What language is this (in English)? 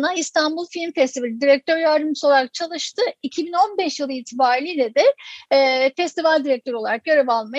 Turkish